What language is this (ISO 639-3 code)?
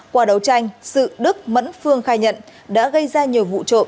vie